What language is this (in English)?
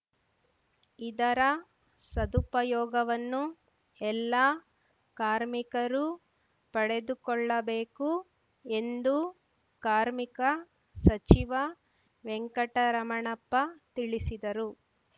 Kannada